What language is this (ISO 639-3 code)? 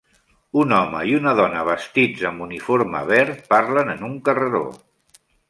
cat